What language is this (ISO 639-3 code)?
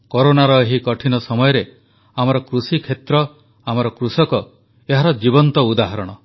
ori